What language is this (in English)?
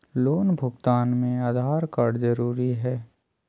Magahi